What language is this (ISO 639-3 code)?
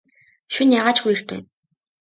mon